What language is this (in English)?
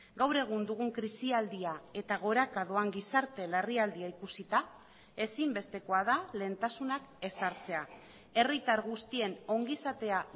Basque